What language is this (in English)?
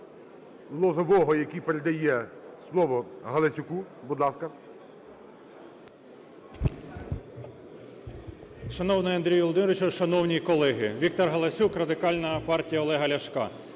Ukrainian